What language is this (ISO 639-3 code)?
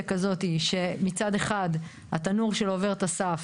heb